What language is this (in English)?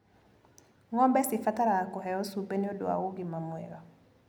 Kikuyu